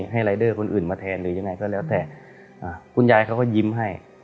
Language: Thai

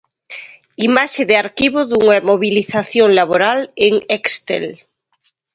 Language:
Galician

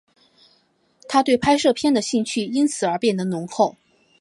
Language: Chinese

